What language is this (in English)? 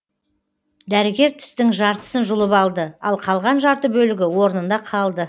Kazakh